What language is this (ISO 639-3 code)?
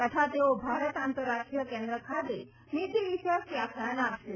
guj